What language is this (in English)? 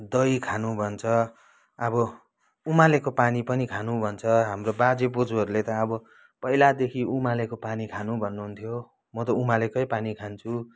Nepali